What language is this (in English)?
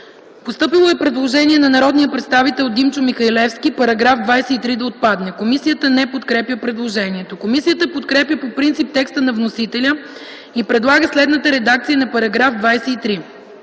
Bulgarian